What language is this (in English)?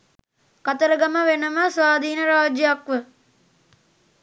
Sinhala